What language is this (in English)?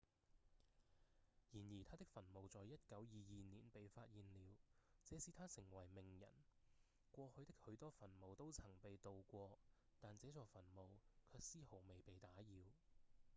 Cantonese